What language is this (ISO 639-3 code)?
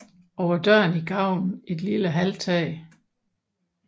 dan